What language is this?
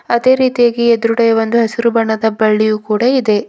Kannada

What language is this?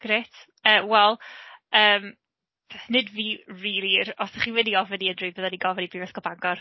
Welsh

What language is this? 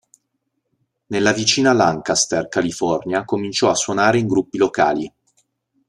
Italian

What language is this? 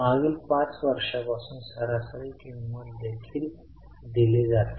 Marathi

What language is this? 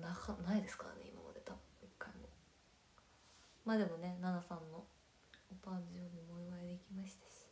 Japanese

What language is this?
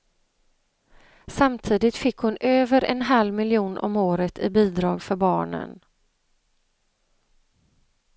Swedish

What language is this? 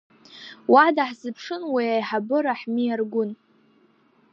Abkhazian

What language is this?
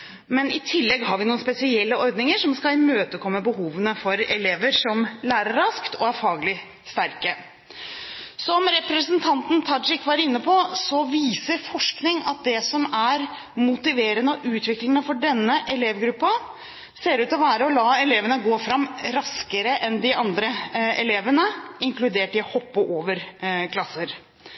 Norwegian Bokmål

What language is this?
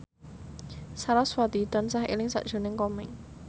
Javanese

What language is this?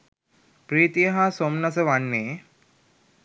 Sinhala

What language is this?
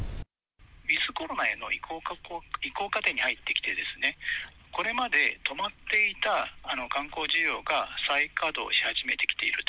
Japanese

